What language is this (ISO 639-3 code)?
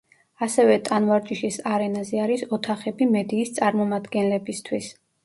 kat